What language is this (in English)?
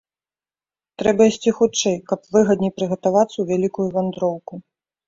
Belarusian